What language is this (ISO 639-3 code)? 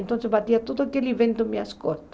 por